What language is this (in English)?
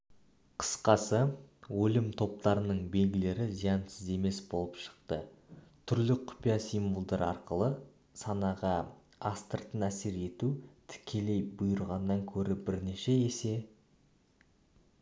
Kazakh